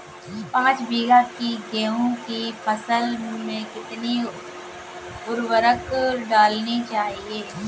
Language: Hindi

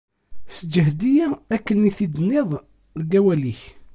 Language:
Kabyle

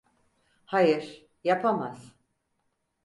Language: Turkish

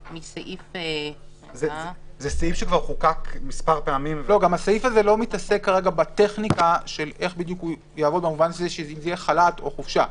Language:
Hebrew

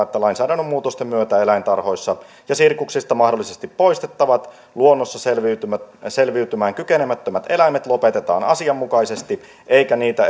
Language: Finnish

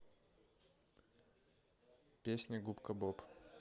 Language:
Russian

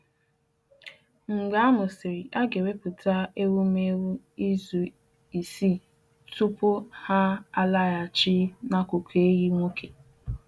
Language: Igbo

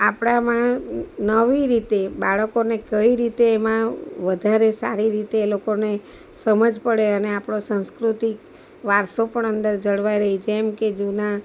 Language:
Gujarati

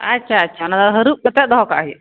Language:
Santali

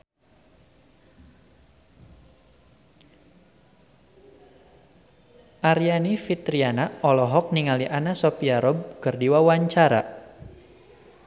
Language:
Sundanese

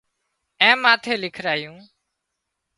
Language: Wadiyara Koli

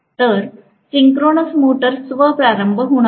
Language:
Marathi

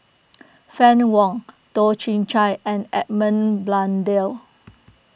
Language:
English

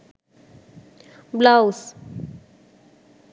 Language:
Sinhala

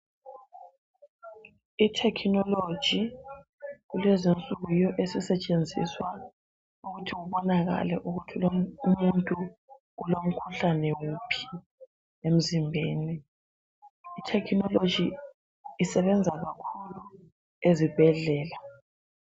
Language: North Ndebele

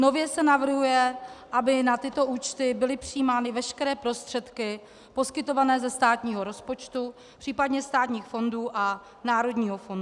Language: Czech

